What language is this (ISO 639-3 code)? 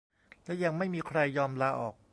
tha